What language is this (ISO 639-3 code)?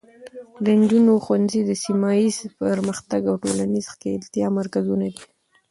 pus